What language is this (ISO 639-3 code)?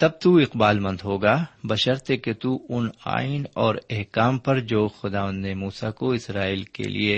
urd